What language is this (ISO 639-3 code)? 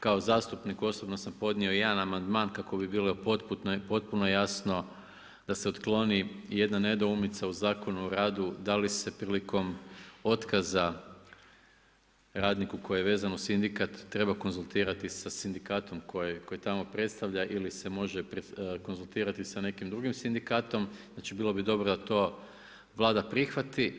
hrv